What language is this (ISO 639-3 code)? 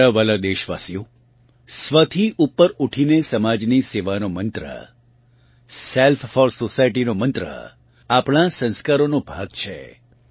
guj